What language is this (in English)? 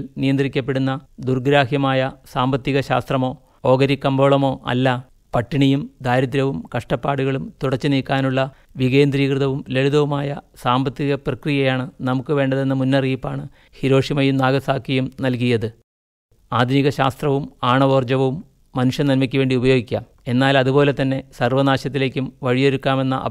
Turkish